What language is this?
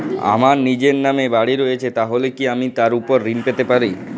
Bangla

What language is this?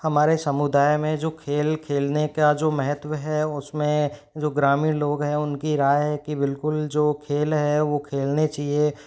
Hindi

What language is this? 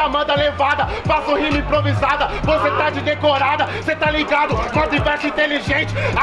Portuguese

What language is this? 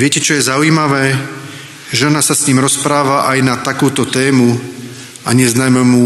Slovak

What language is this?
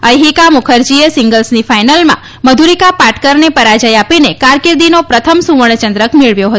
Gujarati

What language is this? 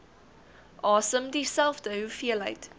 Afrikaans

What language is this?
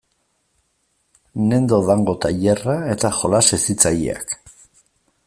Basque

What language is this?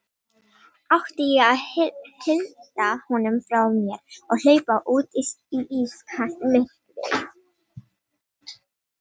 Icelandic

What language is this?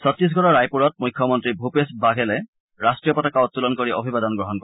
Assamese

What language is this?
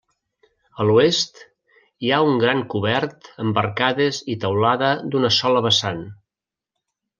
Catalan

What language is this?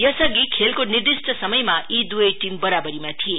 Nepali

